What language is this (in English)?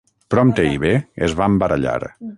Catalan